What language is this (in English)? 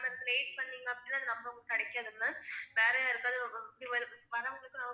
Tamil